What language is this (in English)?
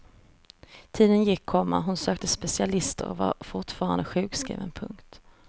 Swedish